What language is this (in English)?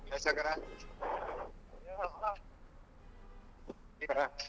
Kannada